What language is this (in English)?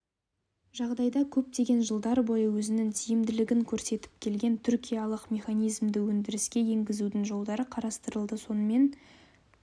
Kazakh